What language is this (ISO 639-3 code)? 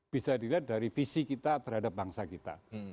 ind